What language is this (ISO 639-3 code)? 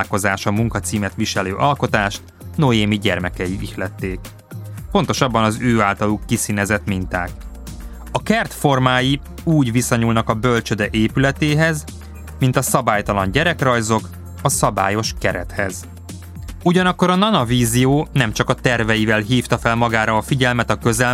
hun